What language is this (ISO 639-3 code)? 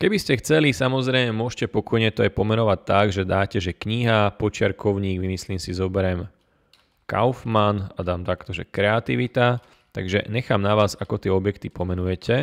slk